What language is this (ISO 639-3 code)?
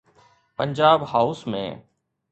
snd